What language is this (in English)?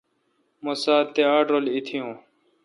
Kalkoti